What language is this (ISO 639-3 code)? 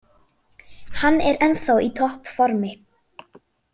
isl